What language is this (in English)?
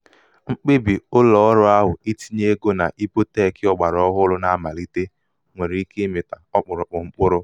Igbo